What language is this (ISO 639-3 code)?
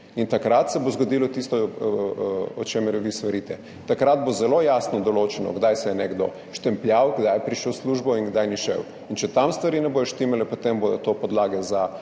slv